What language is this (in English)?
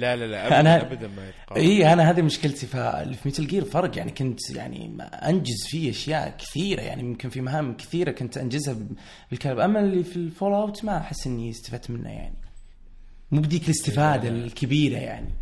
Arabic